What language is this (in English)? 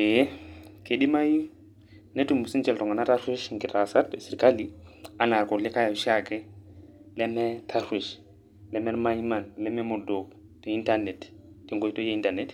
Masai